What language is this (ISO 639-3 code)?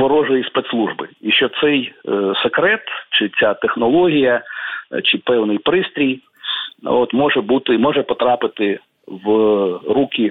ukr